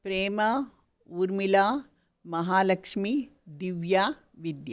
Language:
Sanskrit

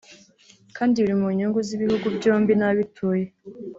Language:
Kinyarwanda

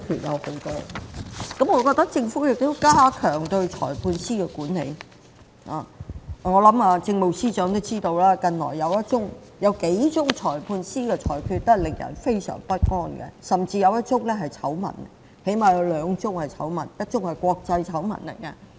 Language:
Cantonese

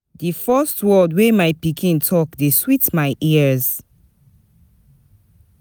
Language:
Nigerian Pidgin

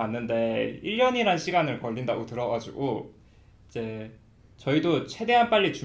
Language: Korean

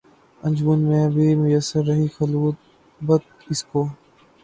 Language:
Urdu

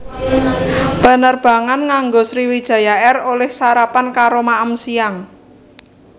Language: Javanese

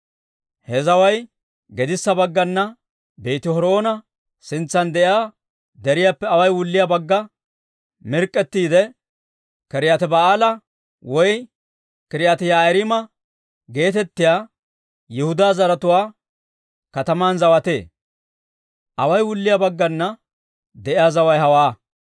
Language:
Dawro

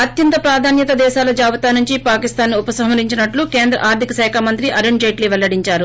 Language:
Telugu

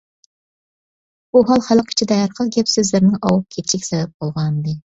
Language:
Uyghur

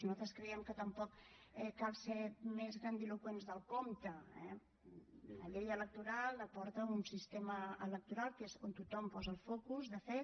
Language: Catalan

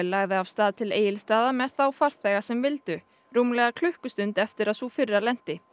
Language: Icelandic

